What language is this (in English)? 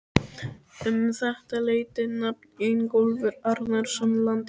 Icelandic